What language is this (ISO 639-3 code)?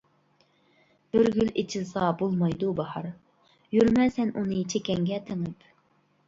uig